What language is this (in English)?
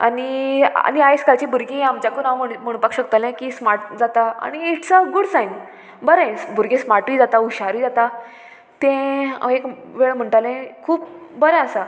Konkani